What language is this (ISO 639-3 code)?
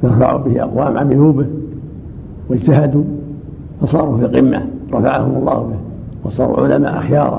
ara